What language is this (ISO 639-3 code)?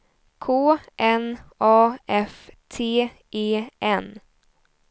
swe